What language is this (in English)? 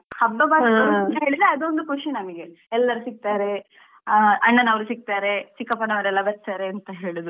Kannada